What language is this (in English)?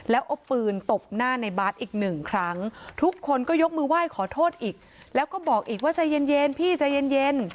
Thai